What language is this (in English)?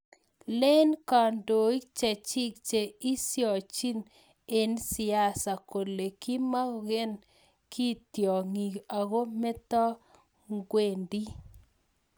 Kalenjin